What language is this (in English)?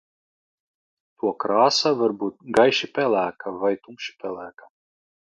Latvian